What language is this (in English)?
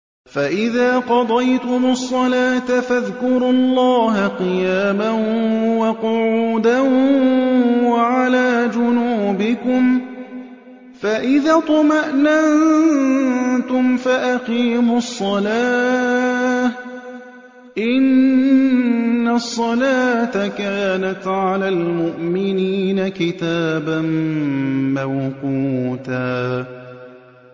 Arabic